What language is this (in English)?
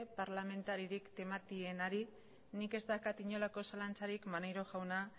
Basque